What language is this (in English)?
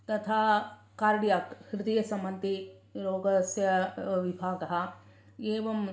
Sanskrit